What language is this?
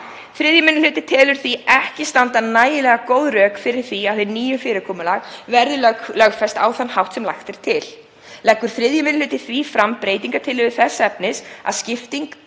Icelandic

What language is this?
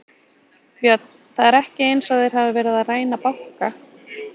Icelandic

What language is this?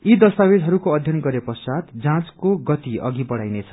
Nepali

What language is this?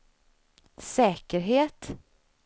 Swedish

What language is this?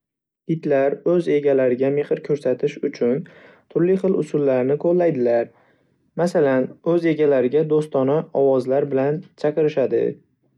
Uzbek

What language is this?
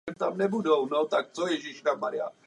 Czech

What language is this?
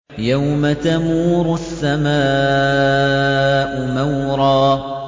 Arabic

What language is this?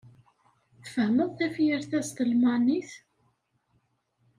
Kabyle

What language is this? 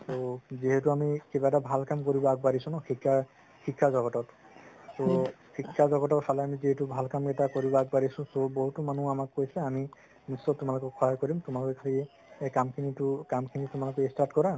Assamese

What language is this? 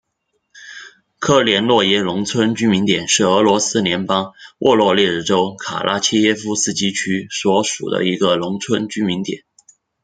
Chinese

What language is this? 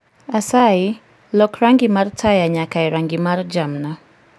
Luo (Kenya and Tanzania)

